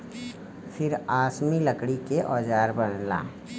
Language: Bhojpuri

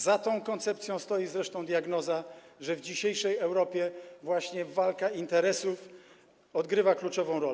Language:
Polish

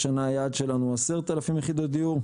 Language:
Hebrew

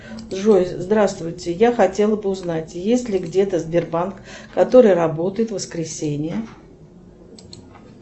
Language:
Russian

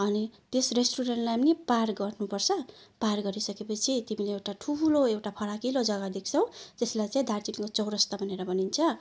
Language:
Nepali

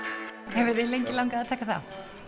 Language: Icelandic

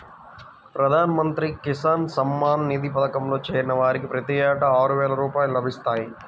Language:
Telugu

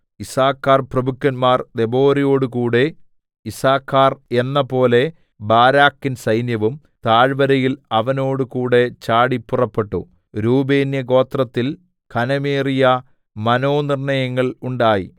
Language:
Malayalam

